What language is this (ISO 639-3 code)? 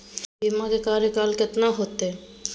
mag